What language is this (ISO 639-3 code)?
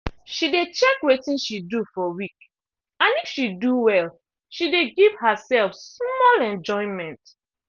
pcm